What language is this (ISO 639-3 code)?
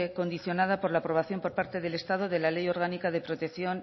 spa